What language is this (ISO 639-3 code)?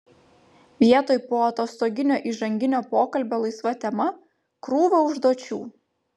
lit